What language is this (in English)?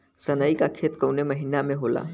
Bhojpuri